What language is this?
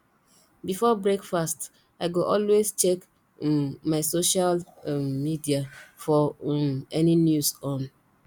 Nigerian Pidgin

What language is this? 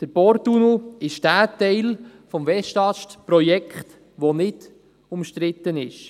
Swiss German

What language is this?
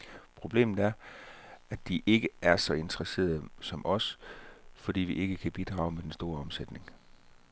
Danish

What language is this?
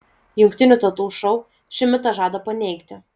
Lithuanian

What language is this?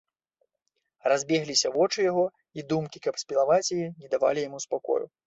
Belarusian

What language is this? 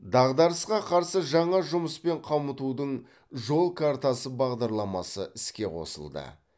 Kazakh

